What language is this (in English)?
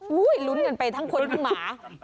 Thai